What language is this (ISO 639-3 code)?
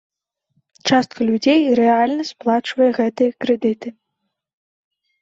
bel